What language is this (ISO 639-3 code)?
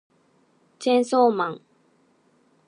jpn